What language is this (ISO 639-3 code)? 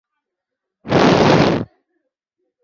zho